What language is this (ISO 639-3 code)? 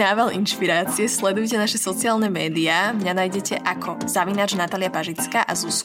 slk